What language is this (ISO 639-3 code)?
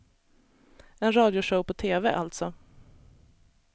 swe